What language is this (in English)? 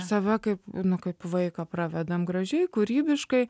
Lithuanian